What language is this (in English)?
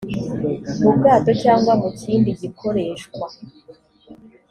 Kinyarwanda